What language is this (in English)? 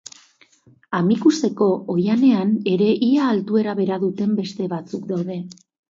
Basque